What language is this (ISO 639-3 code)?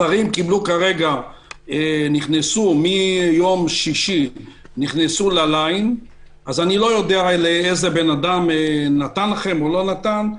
heb